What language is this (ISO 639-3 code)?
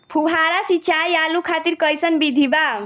bho